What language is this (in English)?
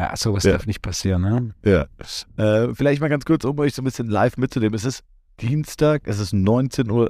German